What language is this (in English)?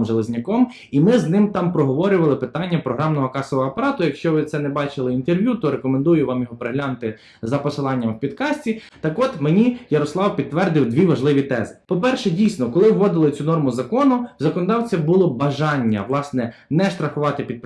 Ukrainian